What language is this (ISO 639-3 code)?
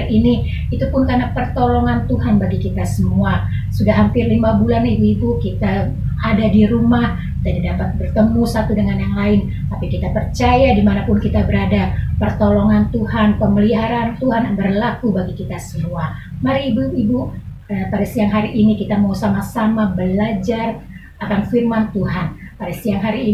ind